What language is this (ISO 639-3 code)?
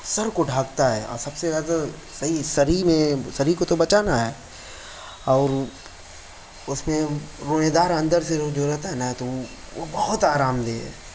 urd